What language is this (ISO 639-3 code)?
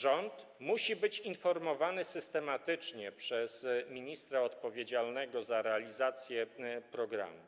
pol